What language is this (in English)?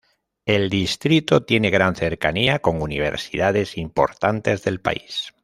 Spanish